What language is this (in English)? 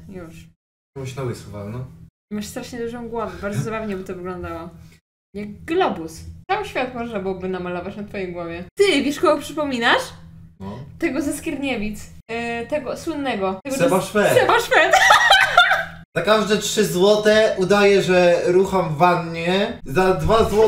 Polish